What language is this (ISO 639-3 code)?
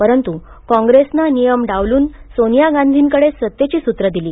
mar